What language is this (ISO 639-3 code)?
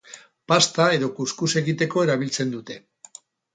eus